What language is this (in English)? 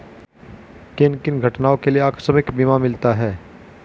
Hindi